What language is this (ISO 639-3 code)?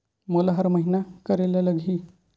hne